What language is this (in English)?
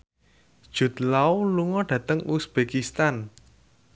Javanese